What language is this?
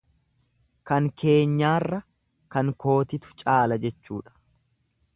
Oromo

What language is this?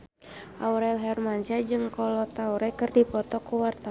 Sundanese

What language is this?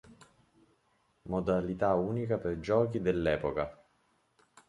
Italian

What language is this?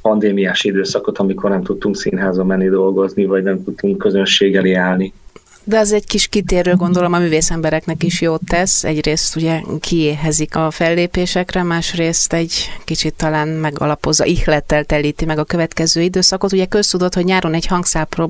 Hungarian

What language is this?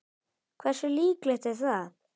Icelandic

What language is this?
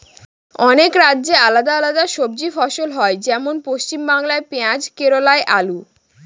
Bangla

